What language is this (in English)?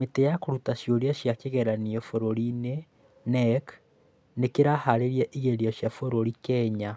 Kikuyu